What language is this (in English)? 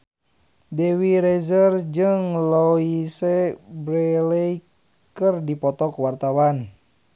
Sundanese